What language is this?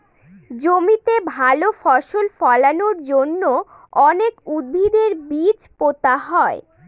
Bangla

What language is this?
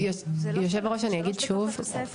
Hebrew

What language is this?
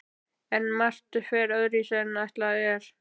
Icelandic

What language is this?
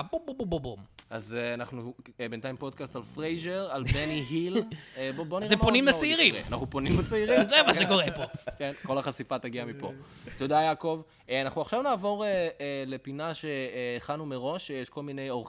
Hebrew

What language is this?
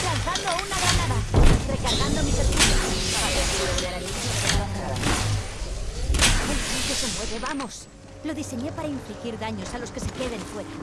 Spanish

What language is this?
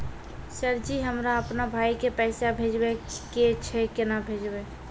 Maithili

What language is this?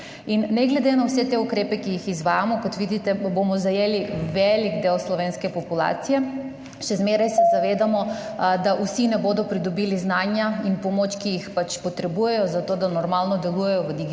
Slovenian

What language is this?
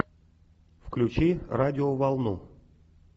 Russian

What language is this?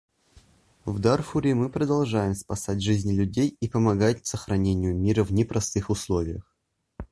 Russian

